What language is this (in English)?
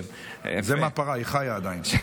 Hebrew